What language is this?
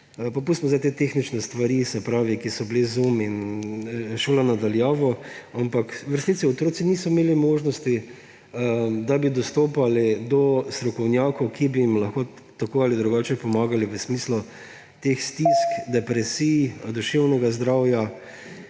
Slovenian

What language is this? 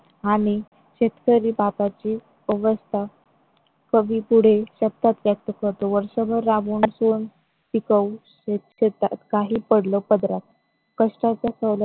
Marathi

